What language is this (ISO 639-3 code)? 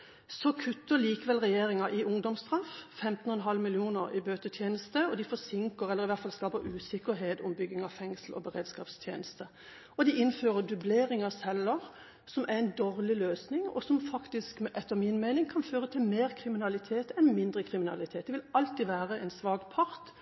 nob